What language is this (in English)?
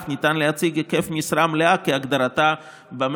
Hebrew